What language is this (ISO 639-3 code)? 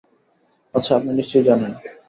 ben